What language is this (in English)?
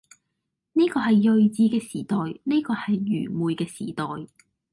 Cantonese